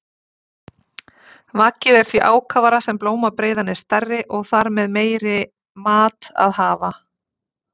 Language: Icelandic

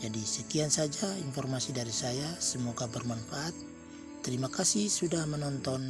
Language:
Indonesian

